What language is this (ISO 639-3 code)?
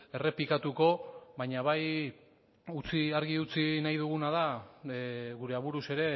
eus